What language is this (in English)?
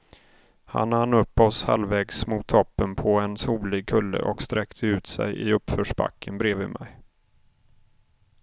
Swedish